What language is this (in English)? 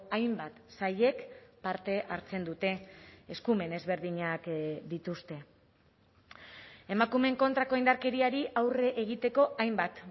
Basque